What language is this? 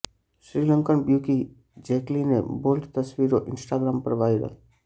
Gujarati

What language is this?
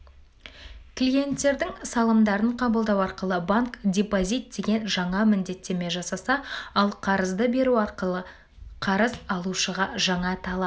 Kazakh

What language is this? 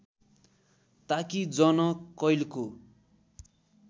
Nepali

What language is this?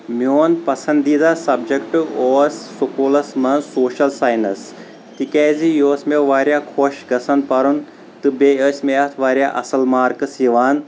Kashmiri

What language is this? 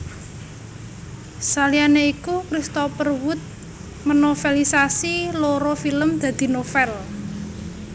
Javanese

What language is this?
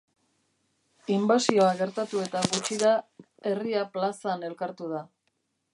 Basque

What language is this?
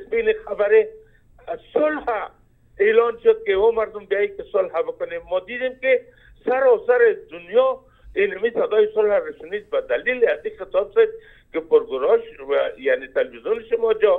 Persian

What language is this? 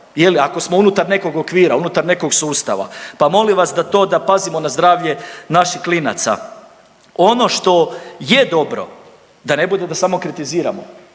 Croatian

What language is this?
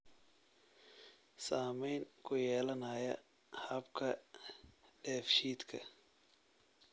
Somali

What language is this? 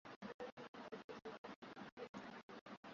Swahili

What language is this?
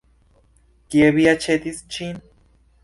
Esperanto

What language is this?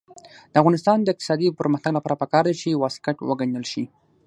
Pashto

